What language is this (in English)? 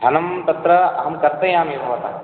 Sanskrit